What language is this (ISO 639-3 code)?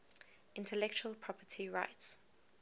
eng